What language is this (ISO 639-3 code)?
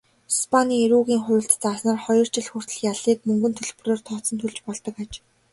mon